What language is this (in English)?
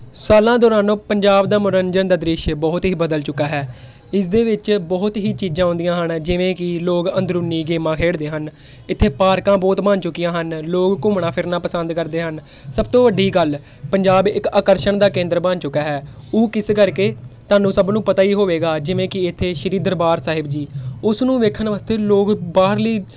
Punjabi